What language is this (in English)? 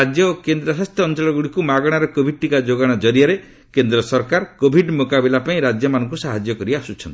Odia